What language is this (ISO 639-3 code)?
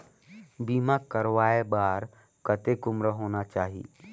hne